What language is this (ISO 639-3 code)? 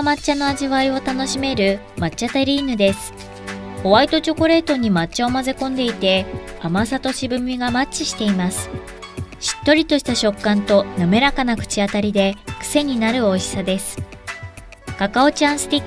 jpn